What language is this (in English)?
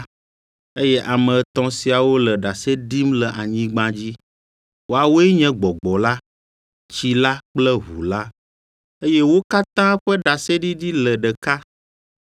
Ewe